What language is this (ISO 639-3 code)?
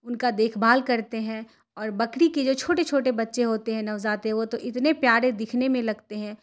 urd